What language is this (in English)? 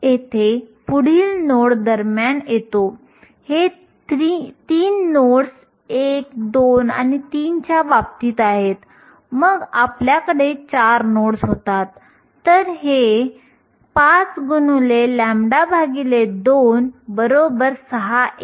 Marathi